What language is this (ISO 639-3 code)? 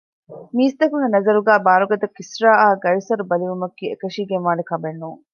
div